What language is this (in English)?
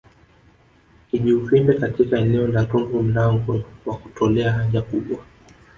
Swahili